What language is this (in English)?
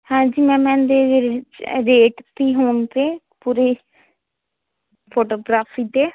Punjabi